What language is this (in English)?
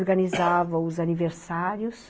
Portuguese